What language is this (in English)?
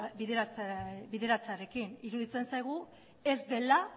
Basque